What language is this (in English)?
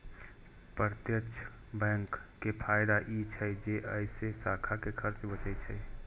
Maithili